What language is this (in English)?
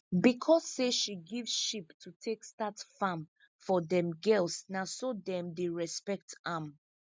Nigerian Pidgin